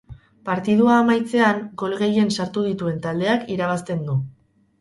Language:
Basque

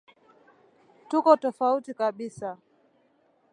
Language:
Swahili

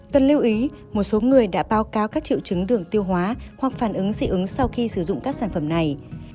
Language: Vietnamese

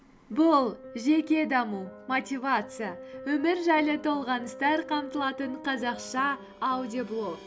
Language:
Kazakh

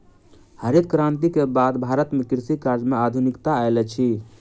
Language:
Maithili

